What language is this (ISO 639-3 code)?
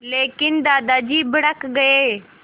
hin